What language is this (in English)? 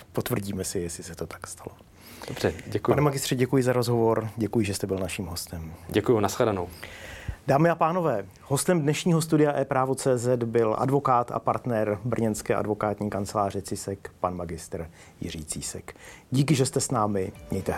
Czech